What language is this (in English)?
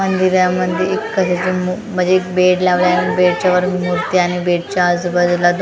Marathi